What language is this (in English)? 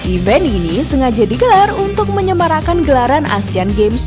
Indonesian